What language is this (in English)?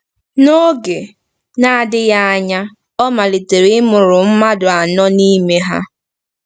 Igbo